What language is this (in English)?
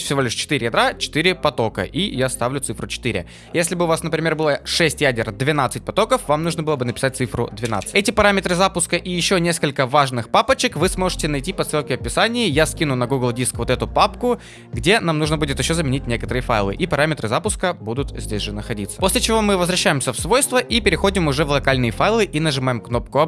Russian